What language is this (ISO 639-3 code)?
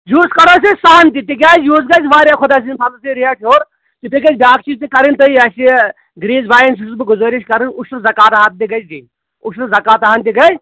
kas